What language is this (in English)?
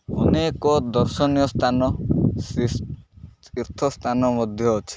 Odia